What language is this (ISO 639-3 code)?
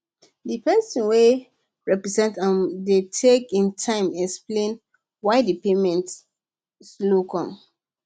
pcm